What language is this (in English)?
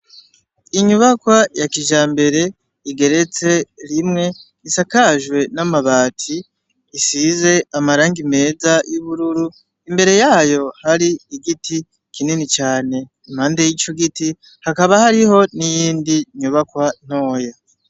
Rundi